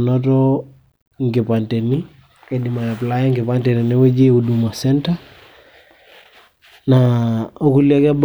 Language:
Masai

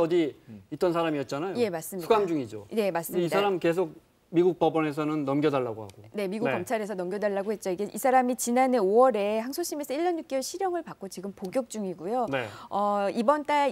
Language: Korean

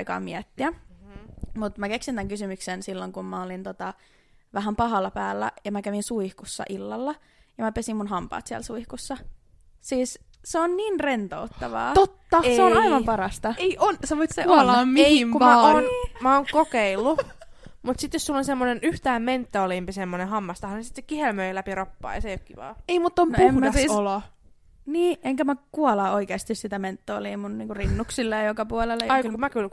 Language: Finnish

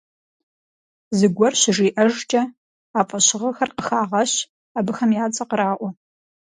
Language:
Kabardian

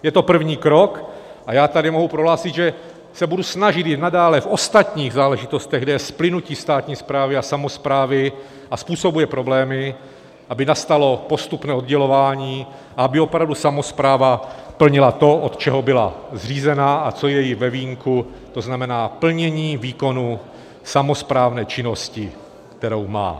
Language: Czech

